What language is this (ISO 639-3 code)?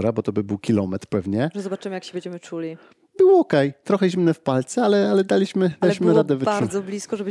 pol